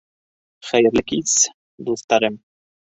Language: Bashkir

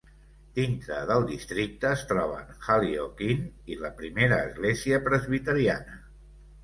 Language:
Catalan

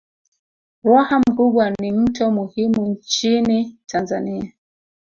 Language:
Swahili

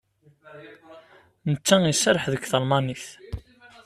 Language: Kabyle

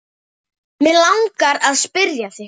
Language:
Icelandic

